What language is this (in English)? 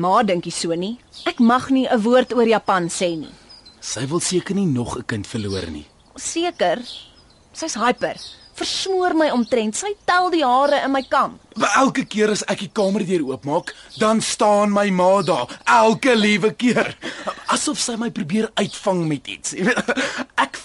Dutch